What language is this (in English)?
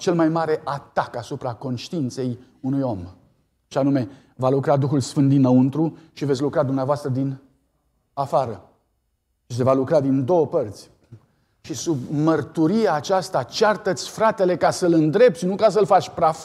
Romanian